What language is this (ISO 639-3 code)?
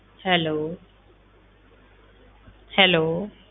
pan